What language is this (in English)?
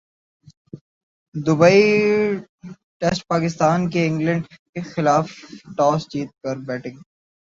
Urdu